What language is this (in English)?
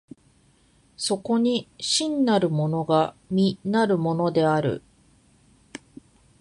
Japanese